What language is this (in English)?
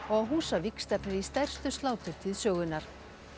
Icelandic